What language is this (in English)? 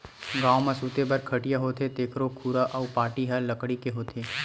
Chhattisgarhi